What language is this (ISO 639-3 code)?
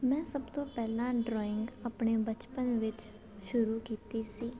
pan